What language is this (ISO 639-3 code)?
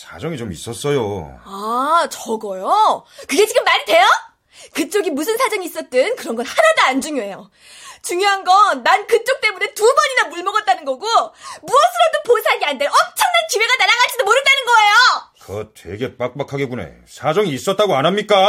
kor